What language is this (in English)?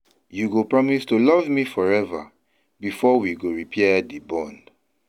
Nigerian Pidgin